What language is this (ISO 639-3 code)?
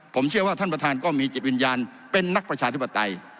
tha